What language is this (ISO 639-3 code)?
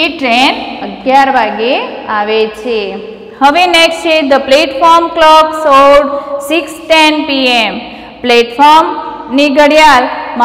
hin